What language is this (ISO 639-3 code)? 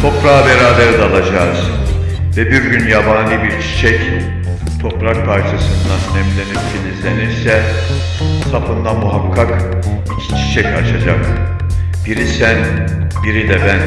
tur